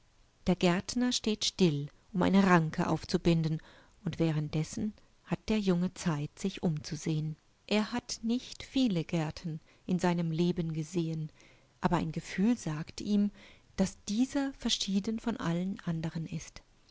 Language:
German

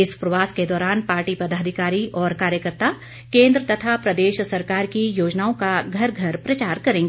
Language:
Hindi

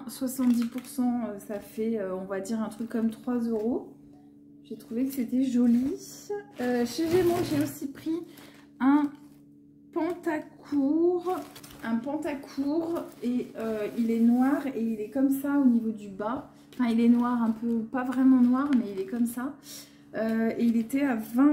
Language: French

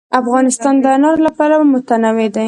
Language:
Pashto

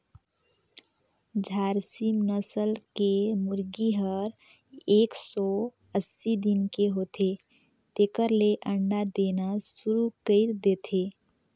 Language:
Chhattisgarhi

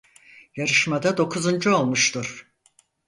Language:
Turkish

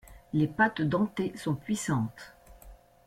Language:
French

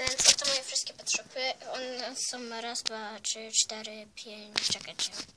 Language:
Polish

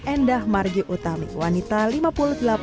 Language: Indonesian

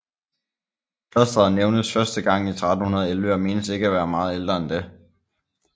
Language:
Danish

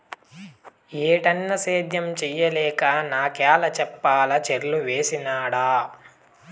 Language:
Telugu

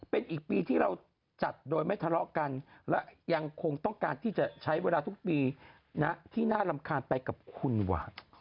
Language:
Thai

